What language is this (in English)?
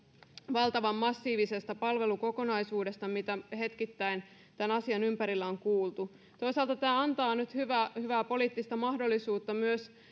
Finnish